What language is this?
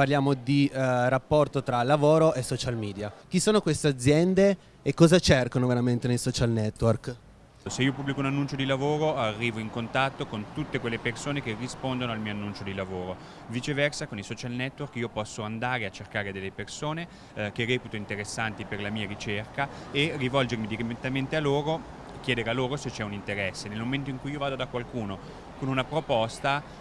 Italian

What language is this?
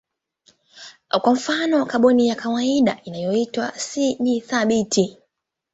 Swahili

